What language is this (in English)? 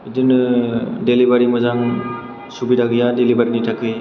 Bodo